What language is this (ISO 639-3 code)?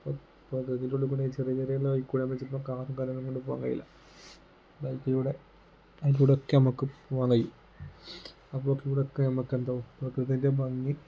mal